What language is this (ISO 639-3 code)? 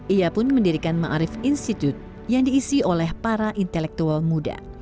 ind